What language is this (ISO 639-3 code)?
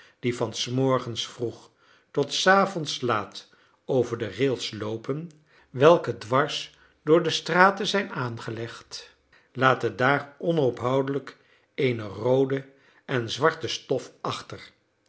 nld